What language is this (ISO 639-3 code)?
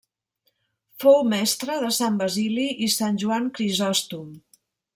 cat